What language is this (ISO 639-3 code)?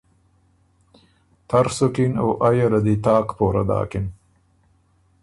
oru